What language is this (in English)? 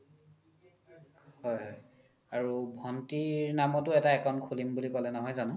Assamese